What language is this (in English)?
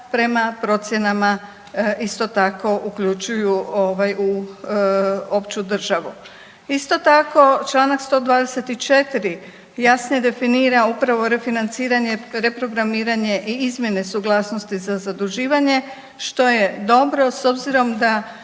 Croatian